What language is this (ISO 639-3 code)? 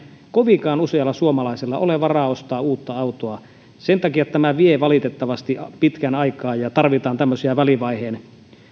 fin